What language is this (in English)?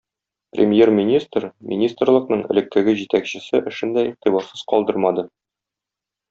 Tatar